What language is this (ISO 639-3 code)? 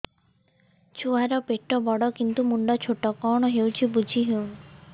ori